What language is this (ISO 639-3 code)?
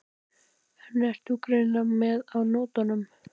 isl